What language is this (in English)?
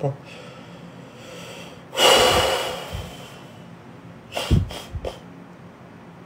Turkish